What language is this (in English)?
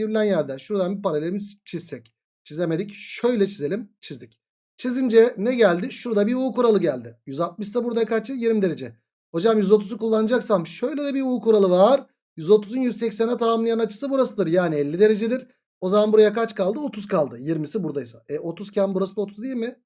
Turkish